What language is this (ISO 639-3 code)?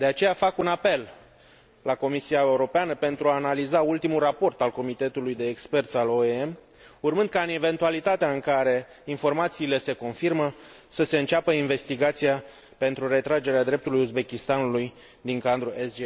ron